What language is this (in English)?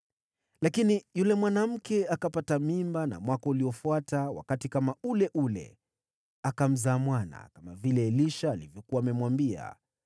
Swahili